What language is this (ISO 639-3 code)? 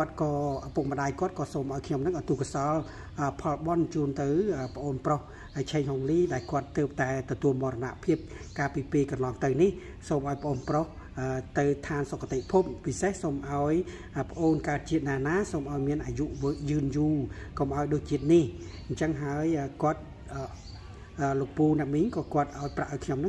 vie